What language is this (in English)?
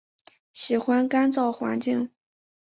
Chinese